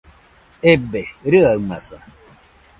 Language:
Nüpode Huitoto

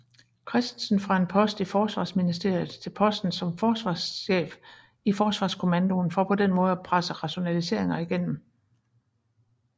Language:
Danish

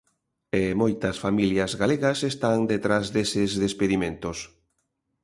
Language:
Galician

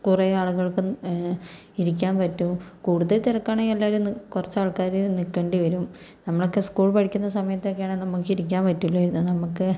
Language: Malayalam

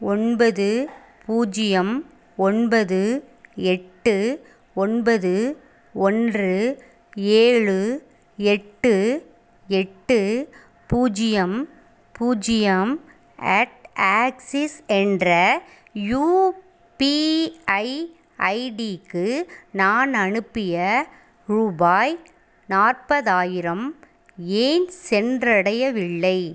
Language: Tamil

